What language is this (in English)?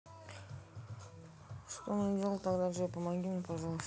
Russian